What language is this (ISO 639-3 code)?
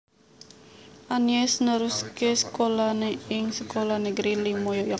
jav